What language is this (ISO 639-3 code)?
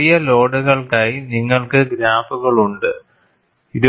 mal